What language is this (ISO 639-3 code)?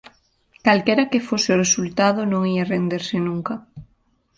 glg